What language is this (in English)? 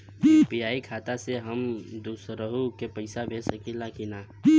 Bhojpuri